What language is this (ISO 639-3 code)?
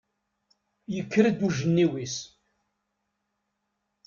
kab